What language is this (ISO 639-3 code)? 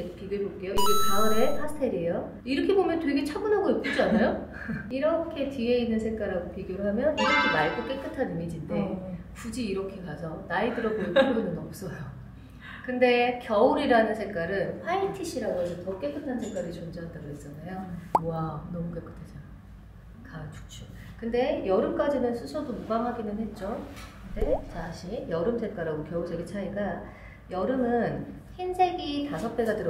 kor